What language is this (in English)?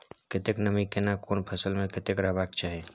Maithili